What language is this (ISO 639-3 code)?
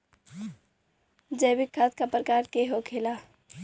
bho